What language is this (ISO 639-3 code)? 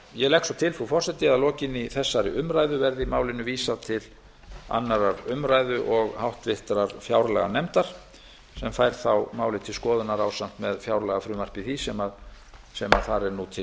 isl